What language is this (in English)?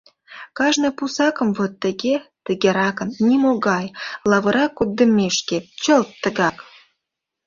Mari